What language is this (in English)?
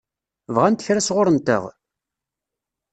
Kabyle